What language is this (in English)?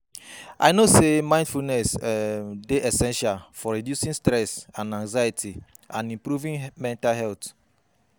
Nigerian Pidgin